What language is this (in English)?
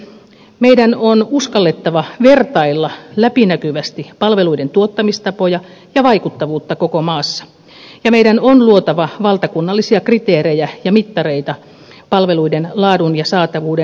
Finnish